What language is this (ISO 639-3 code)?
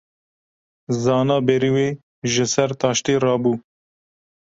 kur